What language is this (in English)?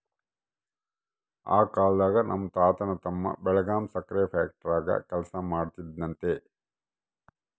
Kannada